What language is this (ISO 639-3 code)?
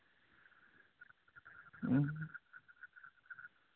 sat